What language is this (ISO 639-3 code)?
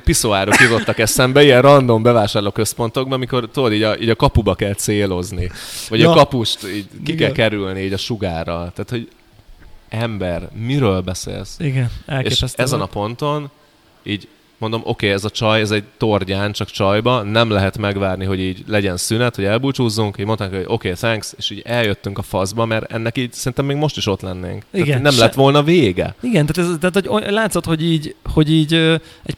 hun